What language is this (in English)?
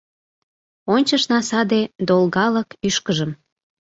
Mari